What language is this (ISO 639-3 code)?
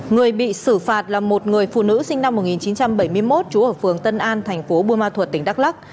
vie